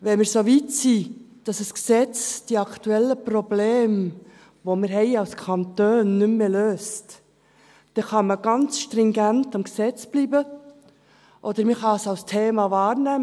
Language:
Swiss German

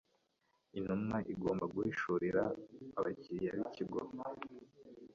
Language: Kinyarwanda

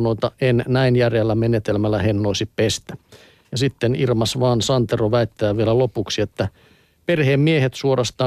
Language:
Finnish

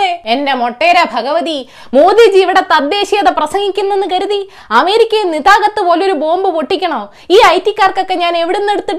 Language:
Malayalam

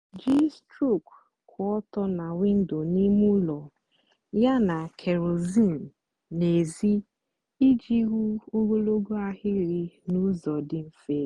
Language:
Igbo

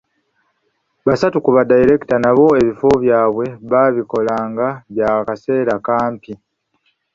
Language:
Ganda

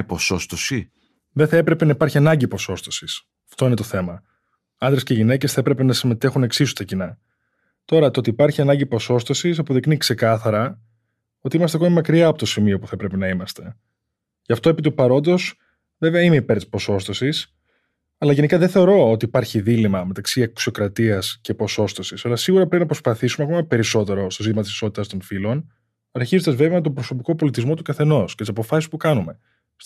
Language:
Greek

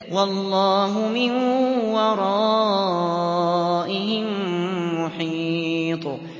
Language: Arabic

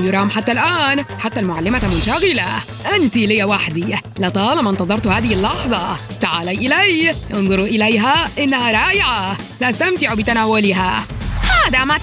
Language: Arabic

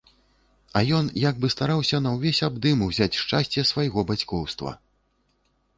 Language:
Belarusian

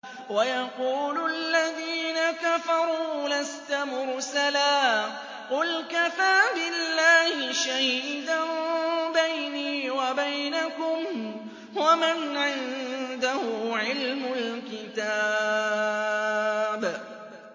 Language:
Arabic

